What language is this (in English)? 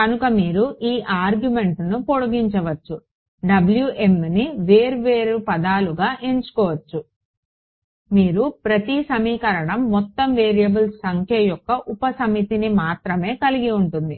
Telugu